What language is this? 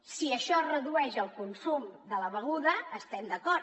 Catalan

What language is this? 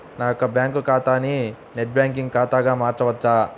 Telugu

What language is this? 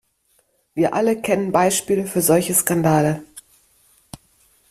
German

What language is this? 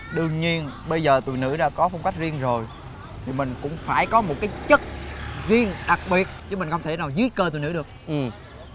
Vietnamese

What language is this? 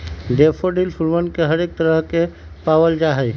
Magahi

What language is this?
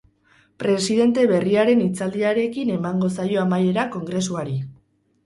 Basque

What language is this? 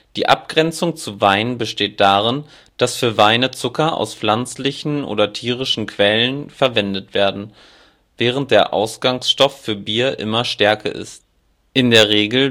German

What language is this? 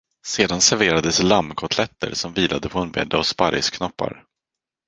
Swedish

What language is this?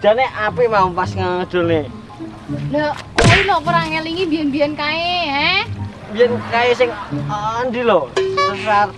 Indonesian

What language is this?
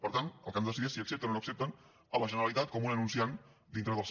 Catalan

